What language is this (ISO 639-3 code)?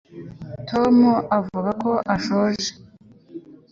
kin